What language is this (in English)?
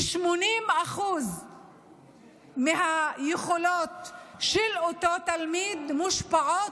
Hebrew